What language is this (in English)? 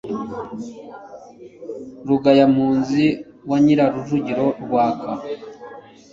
Kinyarwanda